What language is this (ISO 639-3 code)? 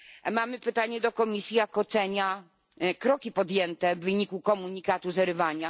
pol